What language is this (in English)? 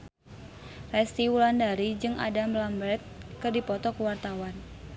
Sundanese